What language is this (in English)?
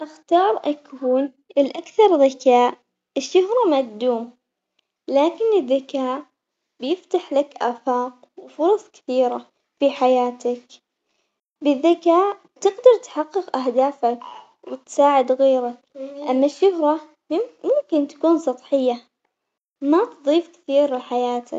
Omani Arabic